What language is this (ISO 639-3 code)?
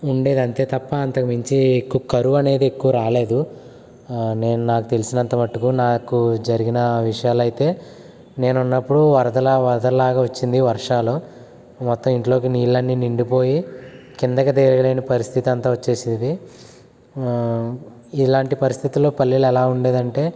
tel